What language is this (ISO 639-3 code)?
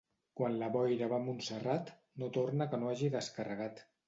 cat